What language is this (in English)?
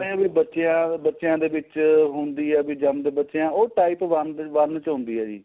Punjabi